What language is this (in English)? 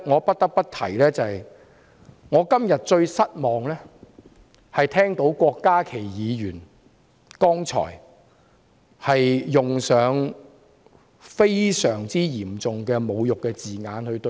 Cantonese